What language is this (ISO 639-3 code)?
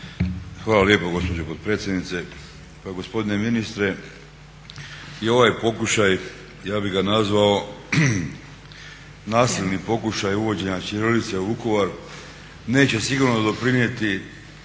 hrv